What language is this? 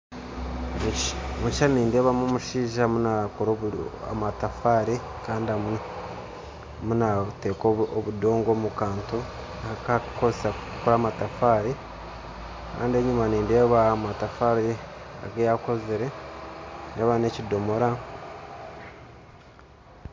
Nyankole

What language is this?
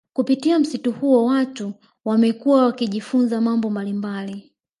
Swahili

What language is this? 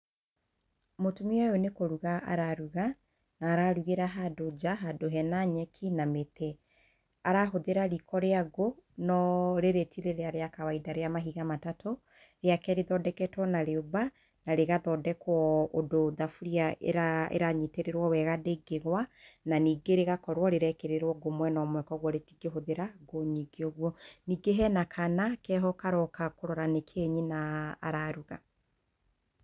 Kikuyu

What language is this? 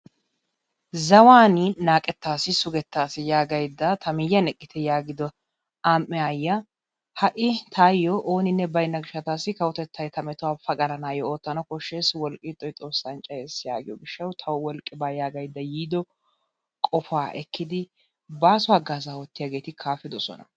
Wolaytta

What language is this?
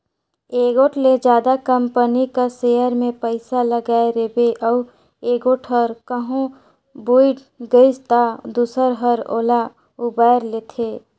Chhattisgarhi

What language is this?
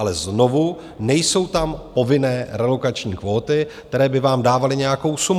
Czech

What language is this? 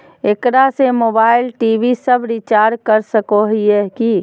Magahi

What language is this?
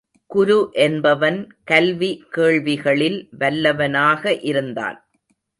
Tamil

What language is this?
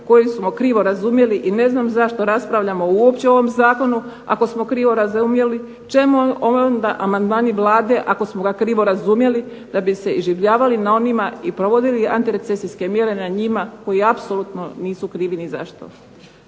Croatian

